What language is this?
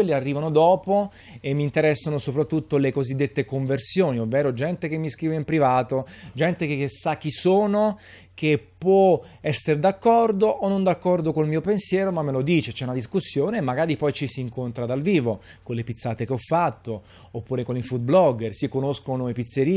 Italian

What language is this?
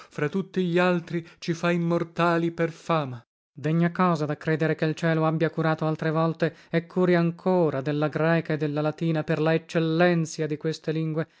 Italian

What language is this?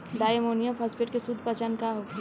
Bhojpuri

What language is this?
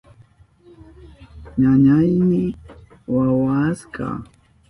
Southern Pastaza Quechua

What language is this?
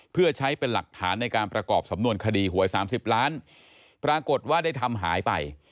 Thai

